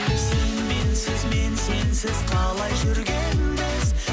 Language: Kazakh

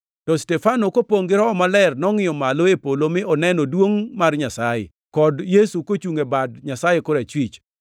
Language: Luo (Kenya and Tanzania)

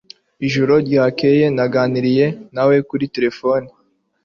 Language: Kinyarwanda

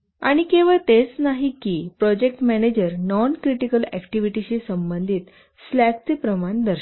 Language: Marathi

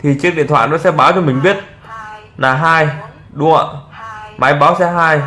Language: Vietnamese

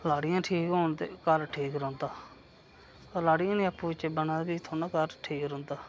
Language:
Dogri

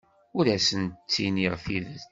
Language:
Kabyle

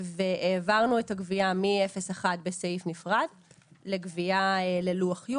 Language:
Hebrew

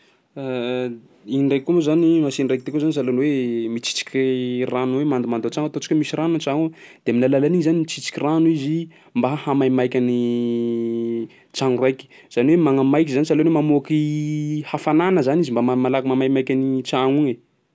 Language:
Sakalava Malagasy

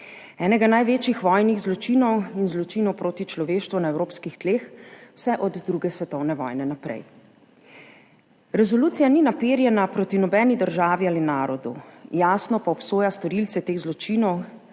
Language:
Slovenian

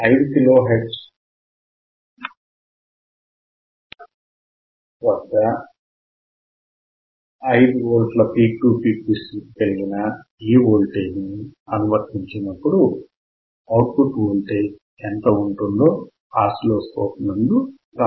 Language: Telugu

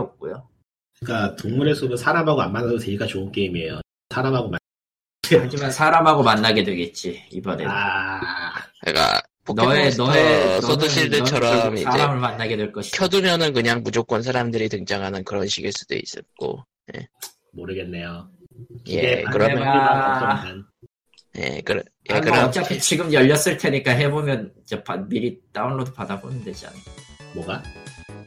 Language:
Korean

